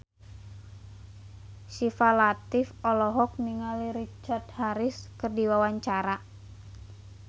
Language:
Sundanese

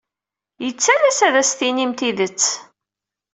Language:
Kabyle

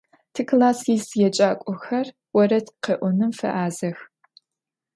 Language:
Adyghe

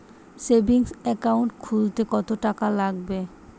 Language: Bangla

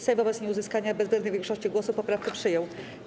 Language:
Polish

